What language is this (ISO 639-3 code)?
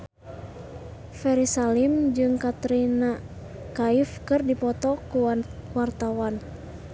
sun